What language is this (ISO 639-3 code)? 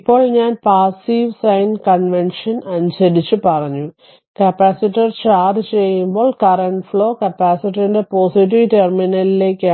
mal